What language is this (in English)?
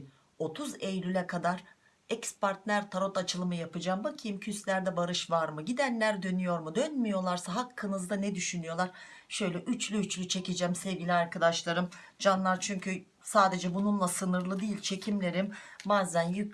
Turkish